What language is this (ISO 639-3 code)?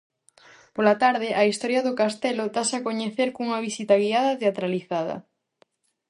glg